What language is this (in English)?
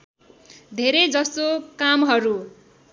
Nepali